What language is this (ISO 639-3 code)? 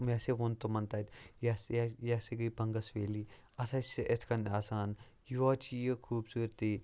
kas